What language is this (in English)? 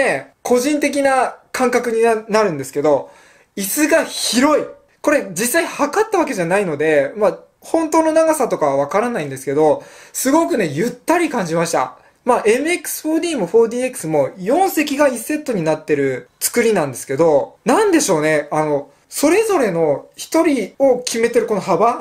Japanese